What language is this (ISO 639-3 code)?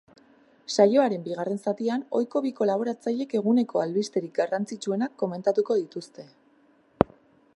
eus